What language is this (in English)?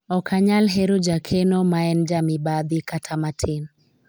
Luo (Kenya and Tanzania)